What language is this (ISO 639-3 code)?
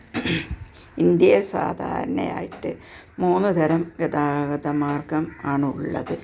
mal